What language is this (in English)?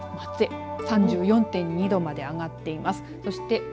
Japanese